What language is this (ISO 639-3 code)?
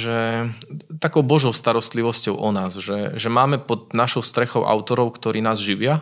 slk